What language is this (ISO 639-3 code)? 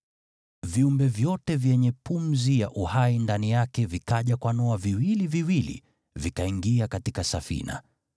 swa